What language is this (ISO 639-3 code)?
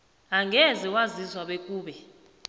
nbl